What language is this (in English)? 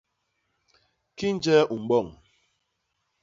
Basaa